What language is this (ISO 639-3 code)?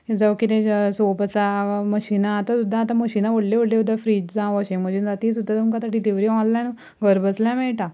kok